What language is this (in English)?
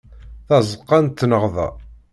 Kabyle